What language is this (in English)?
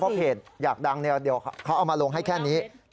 Thai